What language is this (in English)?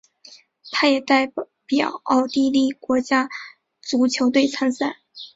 Chinese